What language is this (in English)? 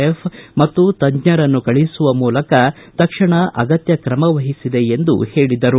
Kannada